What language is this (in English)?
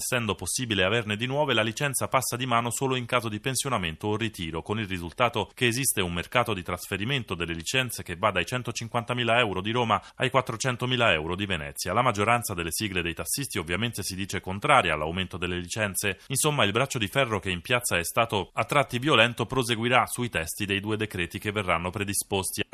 Italian